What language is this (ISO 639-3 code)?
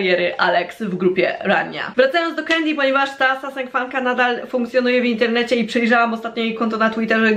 pol